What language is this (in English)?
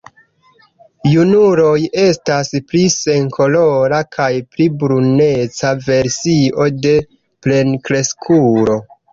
Esperanto